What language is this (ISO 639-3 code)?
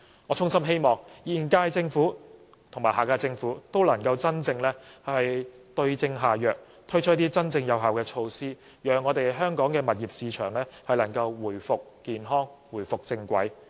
yue